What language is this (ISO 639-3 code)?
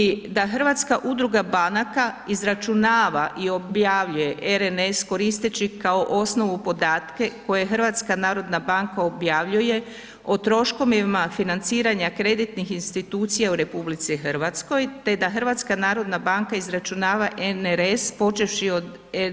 hrv